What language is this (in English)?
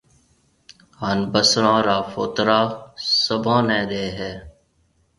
Marwari (Pakistan)